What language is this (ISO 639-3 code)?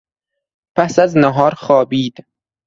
fas